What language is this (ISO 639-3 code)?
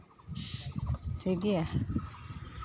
sat